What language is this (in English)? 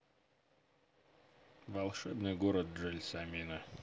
Russian